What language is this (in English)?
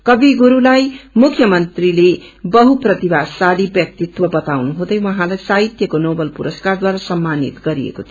Nepali